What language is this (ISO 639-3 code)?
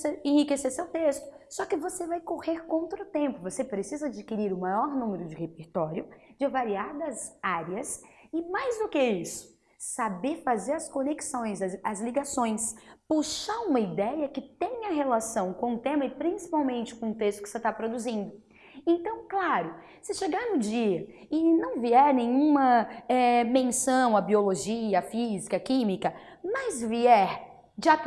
por